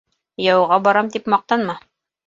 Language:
Bashkir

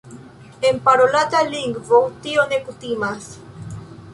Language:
Esperanto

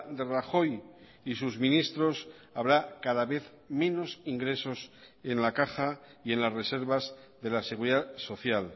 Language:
Spanish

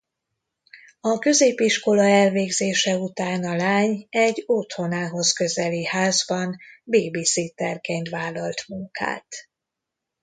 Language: Hungarian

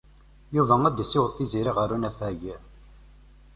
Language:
Kabyle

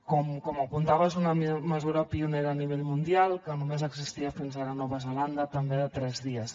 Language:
Catalan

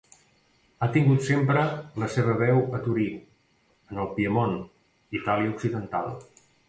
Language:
Catalan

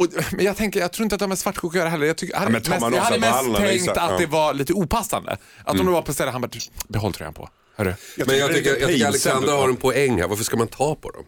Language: Swedish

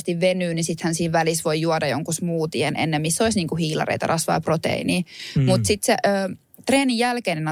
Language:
Finnish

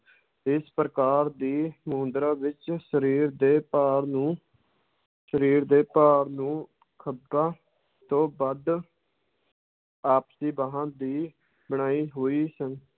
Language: Punjabi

